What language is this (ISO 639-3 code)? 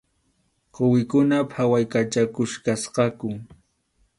qxu